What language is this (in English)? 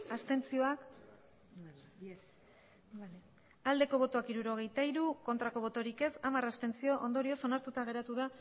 Basque